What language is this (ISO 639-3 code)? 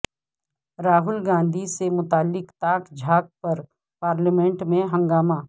urd